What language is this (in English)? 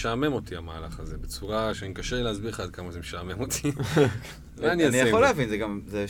Hebrew